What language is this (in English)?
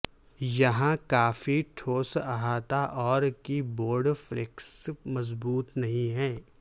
Urdu